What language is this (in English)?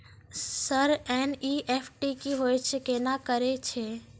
Maithili